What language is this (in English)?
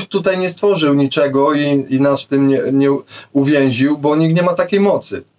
Polish